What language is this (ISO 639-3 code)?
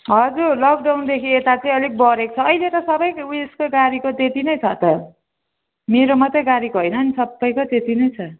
nep